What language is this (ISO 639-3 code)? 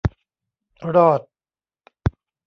tha